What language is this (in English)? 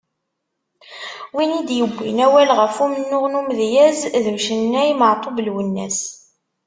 Kabyle